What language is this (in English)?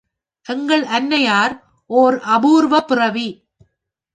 Tamil